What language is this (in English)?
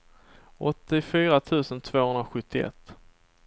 Swedish